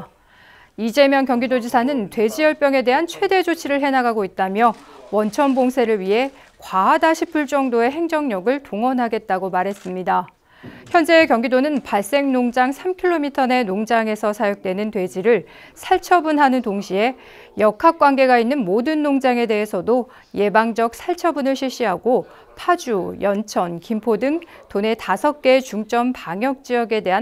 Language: Korean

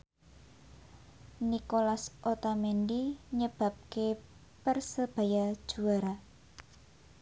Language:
Javanese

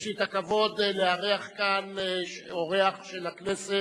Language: Hebrew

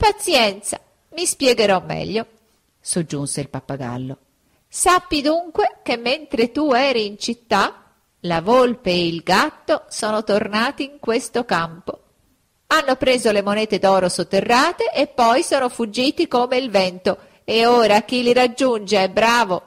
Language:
Italian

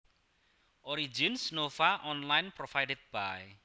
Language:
Javanese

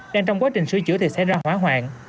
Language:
Vietnamese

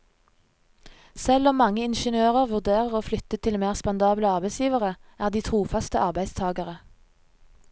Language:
Norwegian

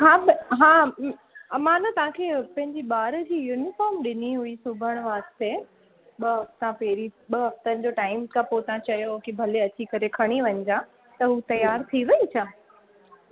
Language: Sindhi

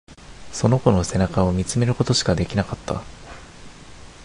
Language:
Japanese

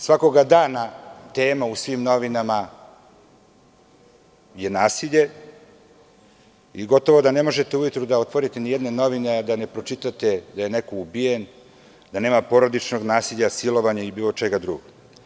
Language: Serbian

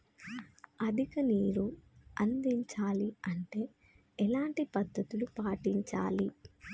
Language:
Telugu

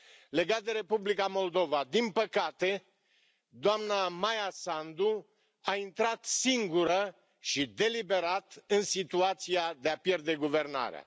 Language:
Romanian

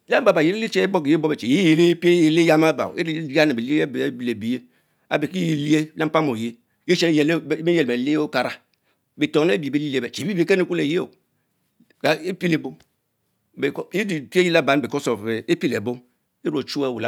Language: Mbe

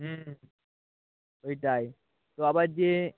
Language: Bangla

